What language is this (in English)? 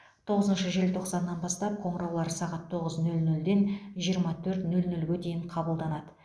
Kazakh